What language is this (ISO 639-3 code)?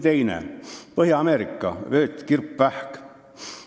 est